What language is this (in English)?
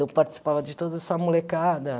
Portuguese